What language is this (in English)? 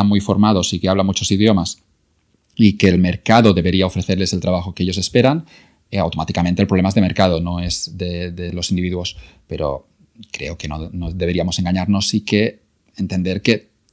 Spanish